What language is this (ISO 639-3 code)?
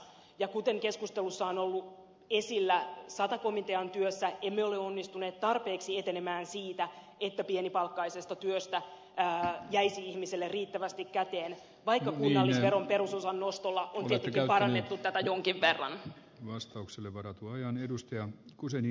fin